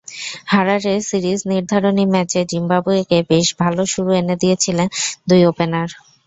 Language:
Bangla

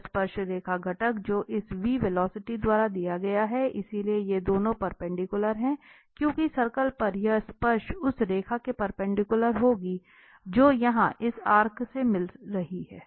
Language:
Hindi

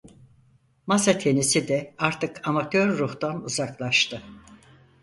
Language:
Turkish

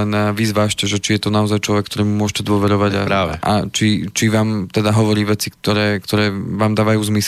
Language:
Slovak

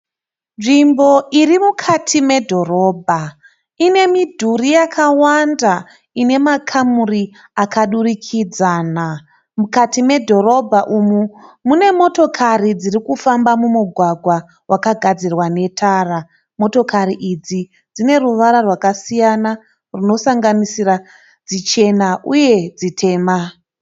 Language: Shona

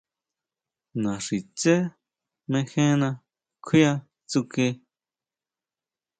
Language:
Huautla Mazatec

